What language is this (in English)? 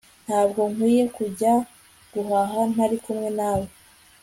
Kinyarwanda